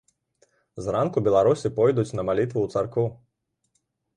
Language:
Belarusian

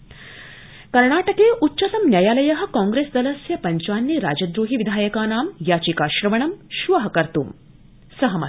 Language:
Sanskrit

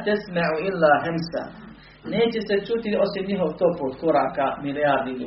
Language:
Croatian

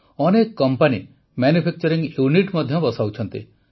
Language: Odia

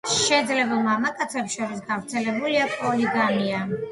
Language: Georgian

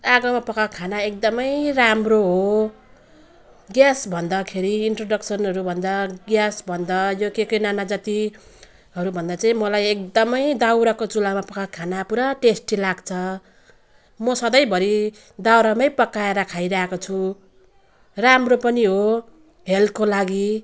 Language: Nepali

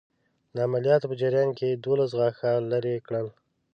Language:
Pashto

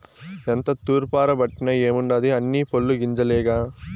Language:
Telugu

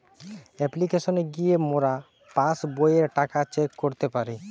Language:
Bangla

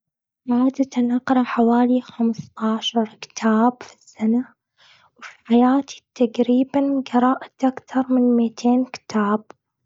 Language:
Gulf Arabic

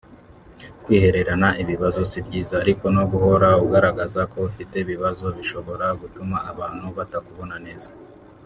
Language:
Kinyarwanda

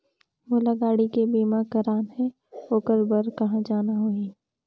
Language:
Chhattisgarhi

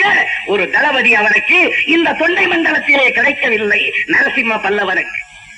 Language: Tamil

